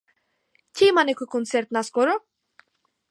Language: Macedonian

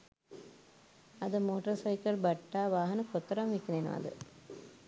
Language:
Sinhala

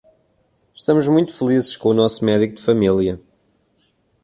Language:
Portuguese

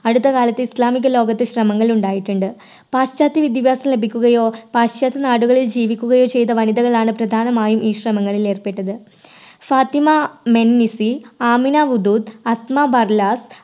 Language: Malayalam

